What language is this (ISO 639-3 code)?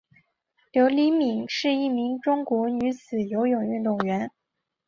zho